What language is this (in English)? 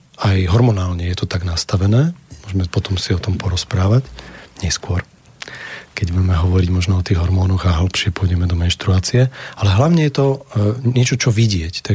Slovak